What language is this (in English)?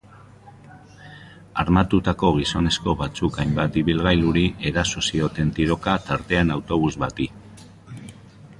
Basque